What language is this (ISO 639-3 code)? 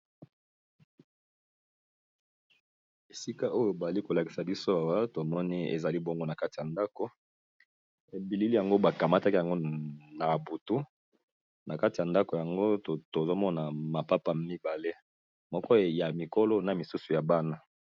lin